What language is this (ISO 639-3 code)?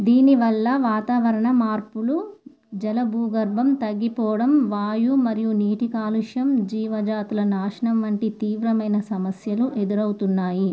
tel